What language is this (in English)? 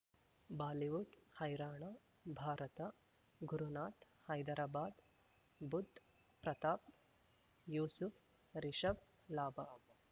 Kannada